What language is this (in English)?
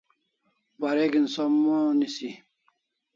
Kalasha